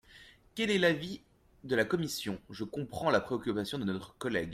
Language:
French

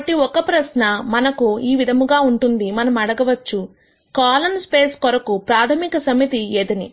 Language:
Telugu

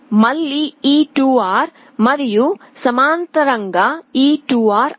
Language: Telugu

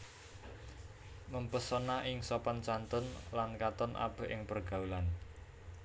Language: Javanese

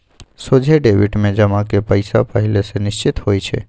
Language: Magahi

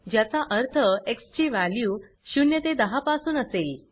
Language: Marathi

